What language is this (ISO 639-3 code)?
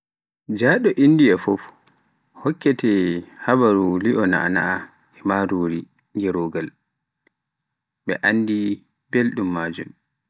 fuf